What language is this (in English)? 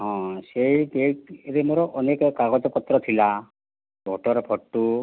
Odia